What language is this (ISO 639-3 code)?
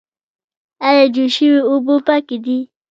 pus